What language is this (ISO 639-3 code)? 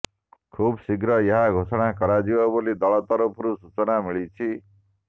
ori